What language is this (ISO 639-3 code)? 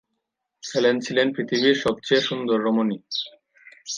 ben